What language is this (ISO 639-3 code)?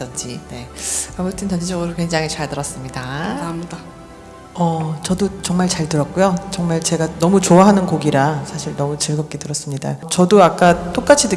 kor